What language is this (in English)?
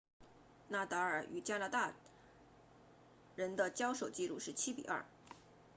Chinese